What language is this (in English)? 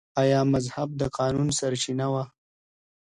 Pashto